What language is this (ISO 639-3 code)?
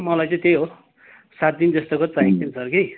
nep